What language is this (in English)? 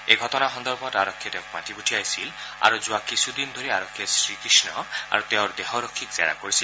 Assamese